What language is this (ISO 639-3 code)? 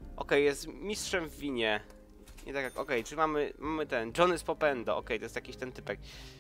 pol